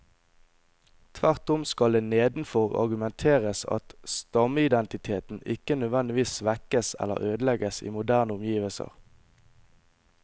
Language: Norwegian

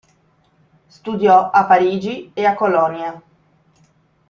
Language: Italian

